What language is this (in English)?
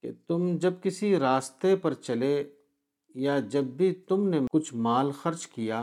Urdu